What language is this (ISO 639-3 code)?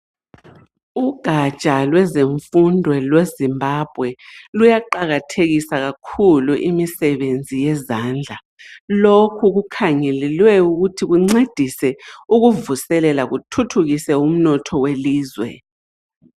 nde